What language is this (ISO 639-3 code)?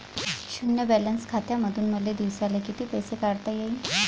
mar